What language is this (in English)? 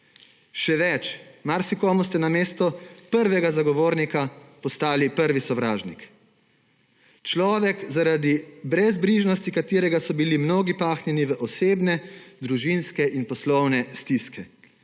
Slovenian